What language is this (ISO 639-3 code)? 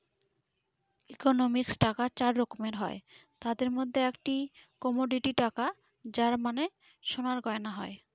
ben